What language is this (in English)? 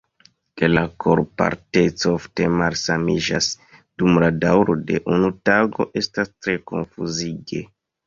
Esperanto